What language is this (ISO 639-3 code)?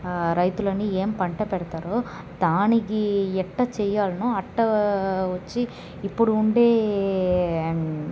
tel